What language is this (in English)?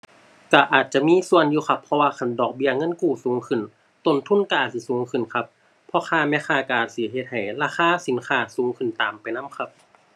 Thai